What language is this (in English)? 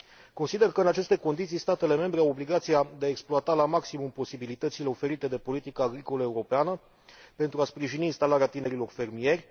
Romanian